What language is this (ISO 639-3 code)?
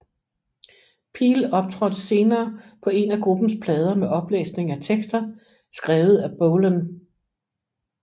dan